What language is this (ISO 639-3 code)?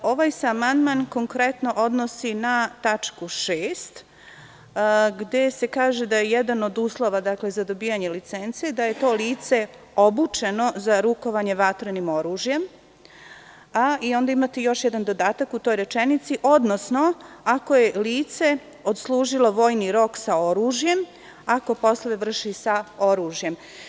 srp